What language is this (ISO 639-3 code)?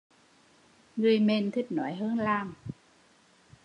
vie